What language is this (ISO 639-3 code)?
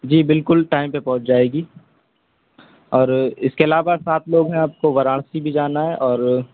urd